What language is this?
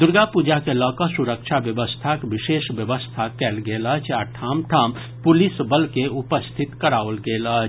Maithili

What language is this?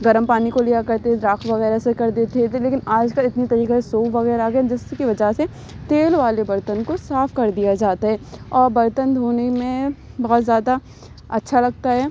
Urdu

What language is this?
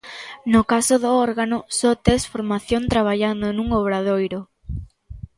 Galician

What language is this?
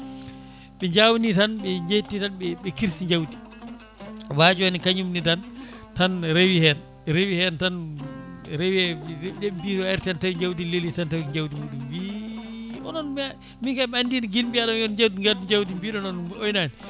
Fula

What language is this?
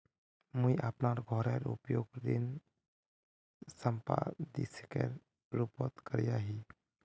Magahi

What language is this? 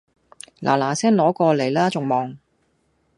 Cantonese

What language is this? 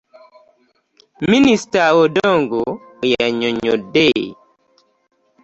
Ganda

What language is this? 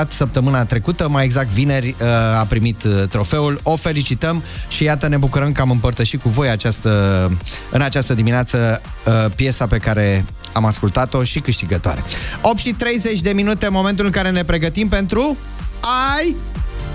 Romanian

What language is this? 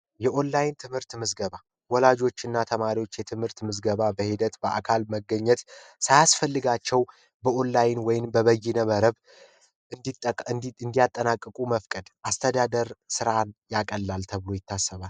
Amharic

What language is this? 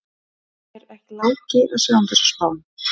Icelandic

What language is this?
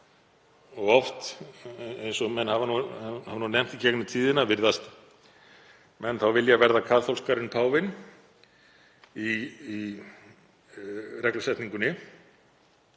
Icelandic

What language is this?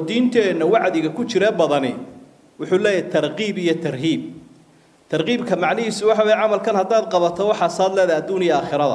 Arabic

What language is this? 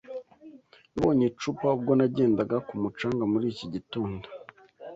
Kinyarwanda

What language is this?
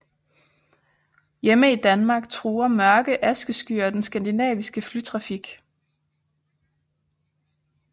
Danish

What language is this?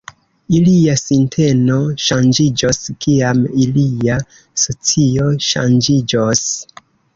Esperanto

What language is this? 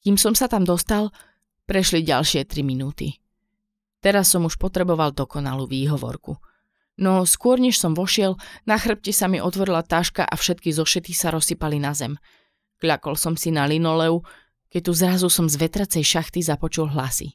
Slovak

